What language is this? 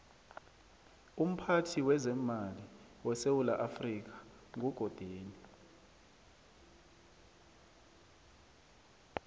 South Ndebele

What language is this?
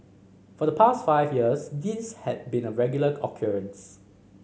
English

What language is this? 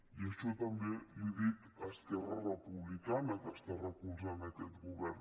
Catalan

